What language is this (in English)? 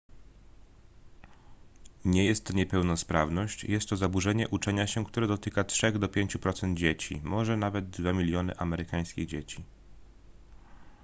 Polish